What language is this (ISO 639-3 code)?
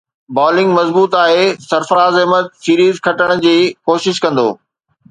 snd